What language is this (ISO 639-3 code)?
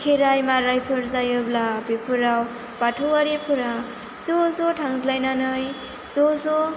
brx